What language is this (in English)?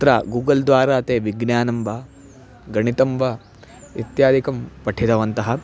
Sanskrit